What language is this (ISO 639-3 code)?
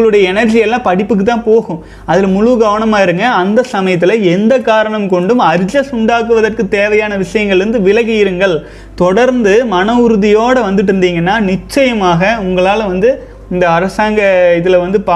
tam